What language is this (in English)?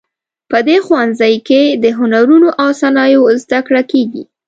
Pashto